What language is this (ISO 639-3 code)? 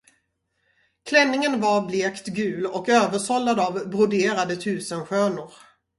swe